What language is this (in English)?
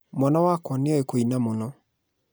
Kikuyu